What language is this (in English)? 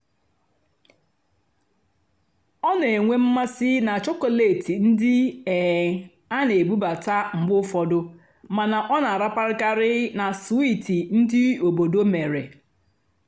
Igbo